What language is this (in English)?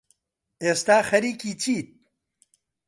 Central Kurdish